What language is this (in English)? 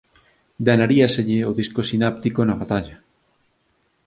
Galician